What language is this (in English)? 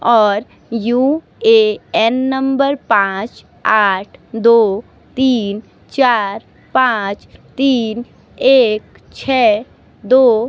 Hindi